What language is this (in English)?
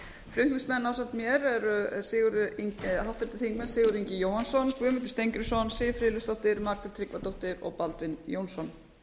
Icelandic